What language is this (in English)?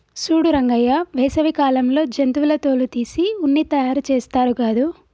Telugu